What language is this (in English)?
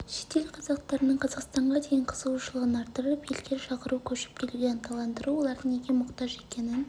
Kazakh